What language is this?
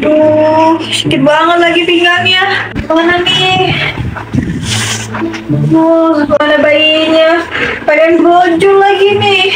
Indonesian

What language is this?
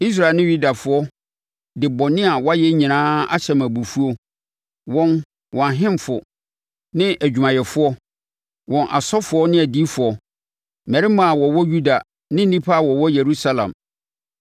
Akan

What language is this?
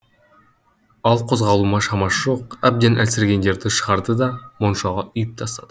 Kazakh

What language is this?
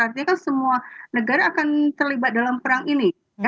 Indonesian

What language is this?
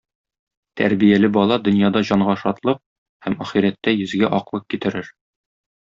Tatar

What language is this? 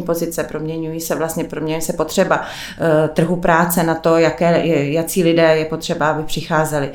Czech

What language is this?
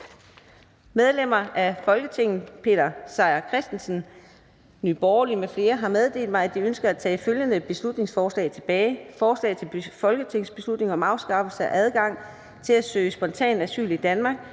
Danish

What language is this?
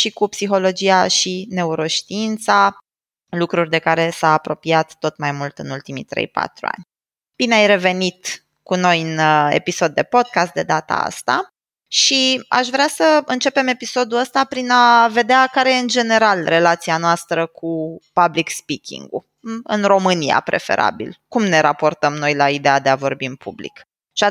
Romanian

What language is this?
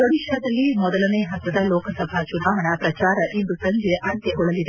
Kannada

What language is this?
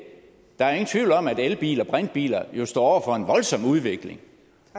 Danish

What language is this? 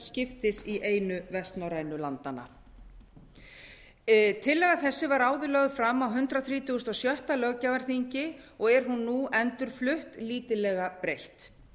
Icelandic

